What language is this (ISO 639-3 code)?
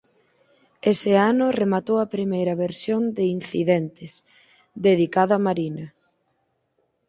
glg